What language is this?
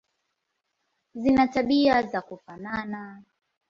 Swahili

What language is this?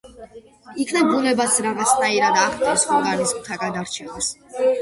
Georgian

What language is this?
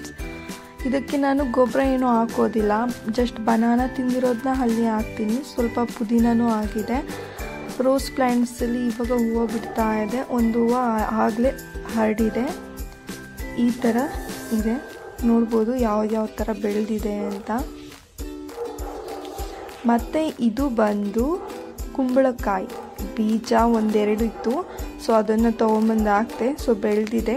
Hindi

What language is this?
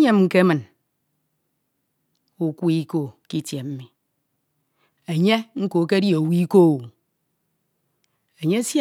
Ito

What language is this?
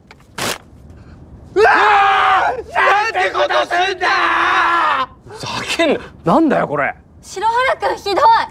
Japanese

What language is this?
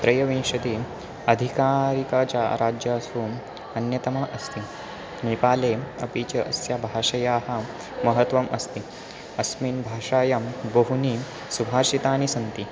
Sanskrit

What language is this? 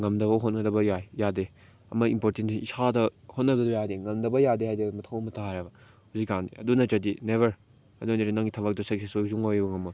Manipuri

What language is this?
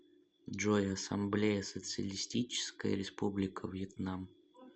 Russian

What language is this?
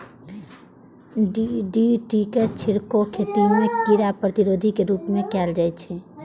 Maithili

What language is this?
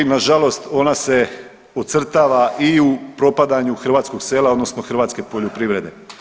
Croatian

